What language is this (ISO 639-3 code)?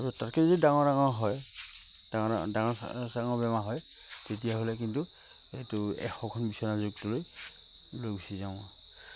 asm